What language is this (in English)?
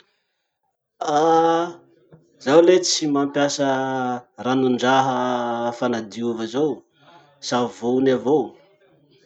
Masikoro Malagasy